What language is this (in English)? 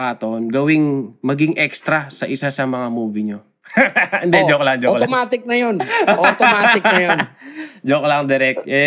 Filipino